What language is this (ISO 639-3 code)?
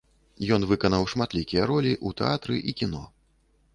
bel